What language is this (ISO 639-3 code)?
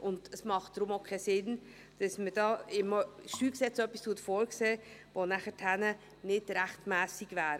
gsw